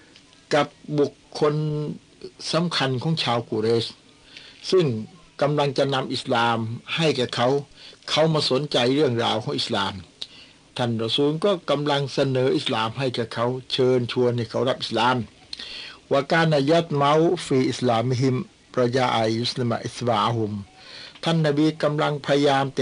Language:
Thai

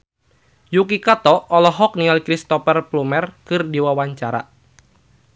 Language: Sundanese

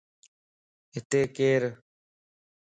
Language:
Lasi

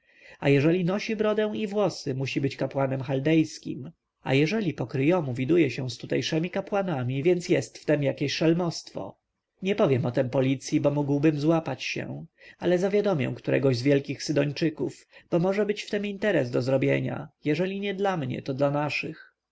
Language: Polish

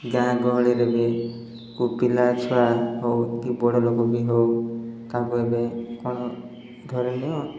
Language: Odia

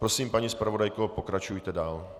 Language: Czech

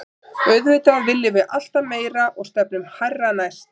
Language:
Icelandic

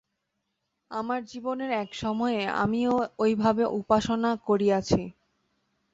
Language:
Bangla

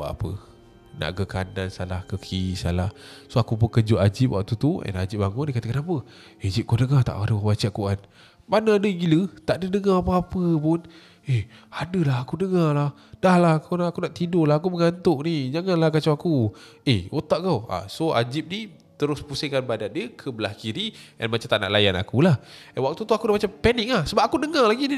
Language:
Malay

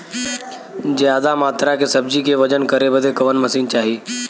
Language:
Bhojpuri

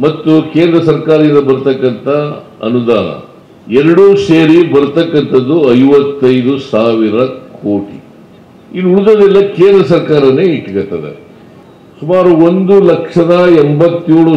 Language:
Kannada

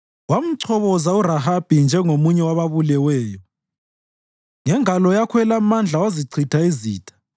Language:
North Ndebele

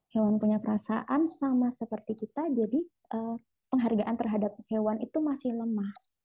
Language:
Indonesian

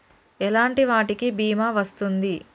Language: Telugu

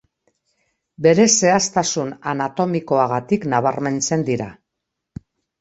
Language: Basque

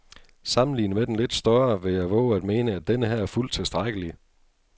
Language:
Danish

